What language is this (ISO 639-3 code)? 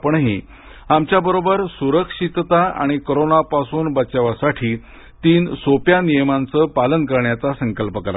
mar